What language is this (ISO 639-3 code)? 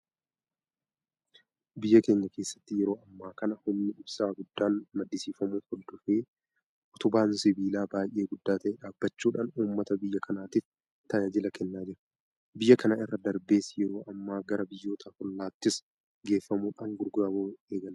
orm